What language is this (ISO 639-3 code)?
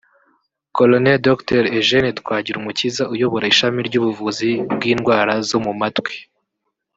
kin